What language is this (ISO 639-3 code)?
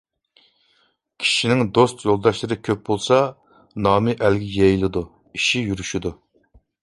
uig